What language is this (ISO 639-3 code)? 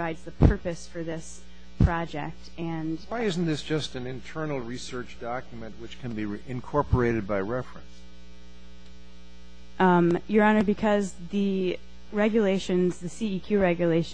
eng